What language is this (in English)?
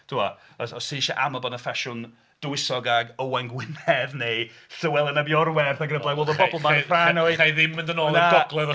Welsh